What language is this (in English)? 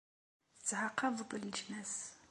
Kabyle